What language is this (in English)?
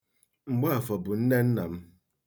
Igbo